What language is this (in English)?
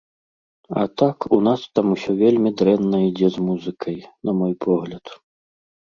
Belarusian